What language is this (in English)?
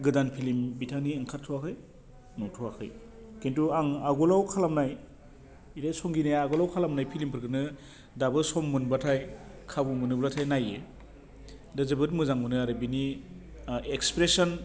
Bodo